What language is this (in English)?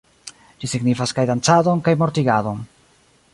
Esperanto